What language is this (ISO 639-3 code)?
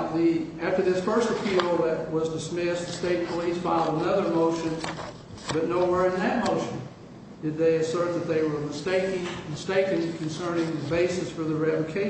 eng